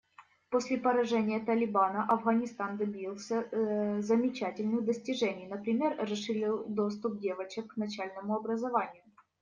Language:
Russian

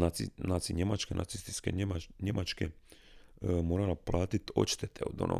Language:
Croatian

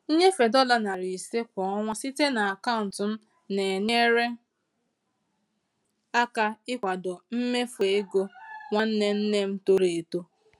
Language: Igbo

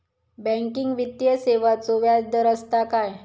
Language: Marathi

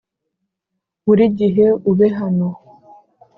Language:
Kinyarwanda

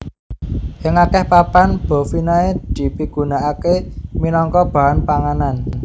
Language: Javanese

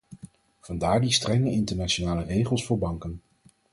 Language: Dutch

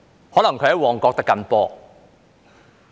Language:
Cantonese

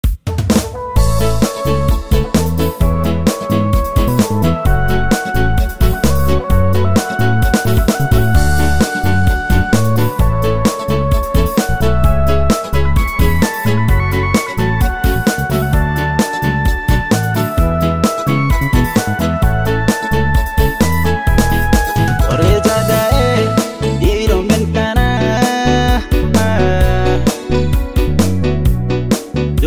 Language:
Indonesian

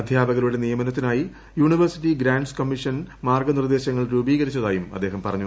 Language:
Malayalam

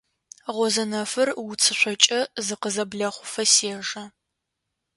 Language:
Adyghe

